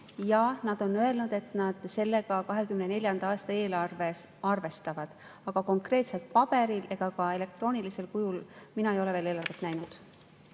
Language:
Estonian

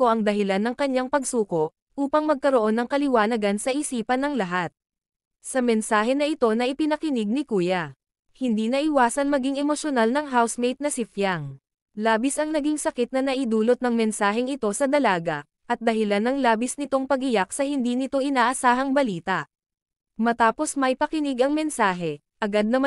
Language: Filipino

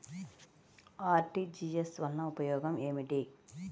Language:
Telugu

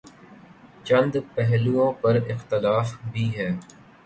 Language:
Urdu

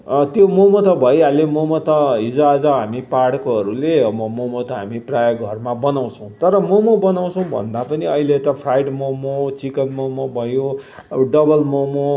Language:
Nepali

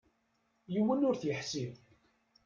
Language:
Kabyle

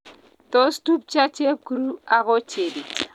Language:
Kalenjin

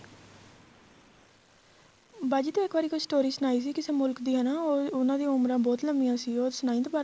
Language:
Punjabi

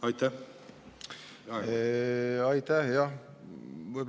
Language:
Estonian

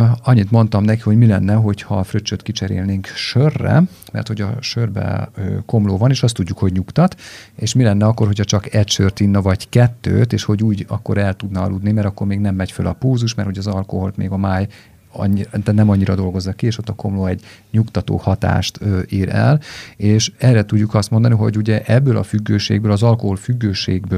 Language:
Hungarian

